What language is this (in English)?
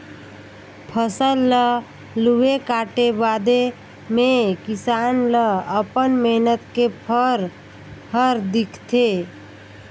Chhattisgarhi